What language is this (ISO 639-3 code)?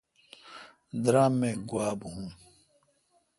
xka